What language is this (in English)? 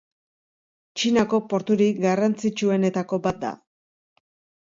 Basque